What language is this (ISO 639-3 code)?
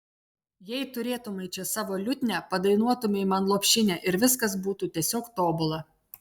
lit